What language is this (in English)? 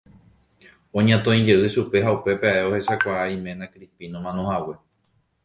Guarani